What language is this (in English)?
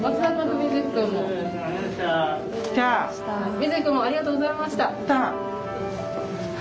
Japanese